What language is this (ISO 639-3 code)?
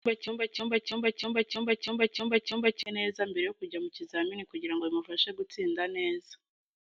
kin